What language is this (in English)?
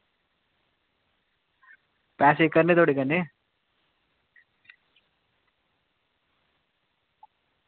Dogri